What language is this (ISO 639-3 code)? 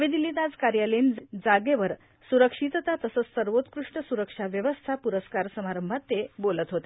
mar